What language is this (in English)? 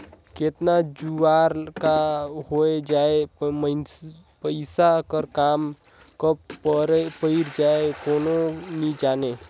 Chhattisgarhi